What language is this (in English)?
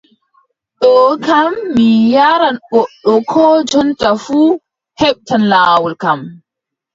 Adamawa Fulfulde